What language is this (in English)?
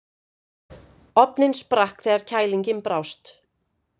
Icelandic